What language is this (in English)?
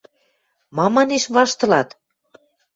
Western Mari